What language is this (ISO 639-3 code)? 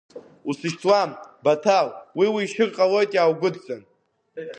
abk